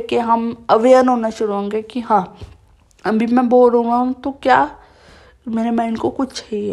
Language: Hindi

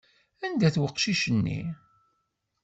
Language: Kabyle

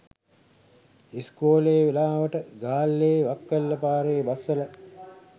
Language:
Sinhala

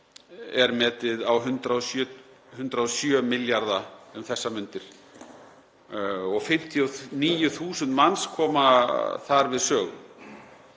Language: Icelandic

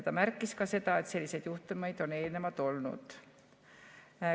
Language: Estonian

